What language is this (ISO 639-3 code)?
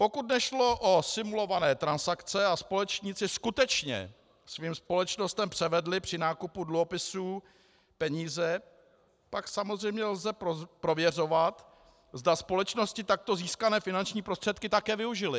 ces